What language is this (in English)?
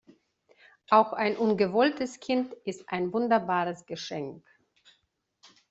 German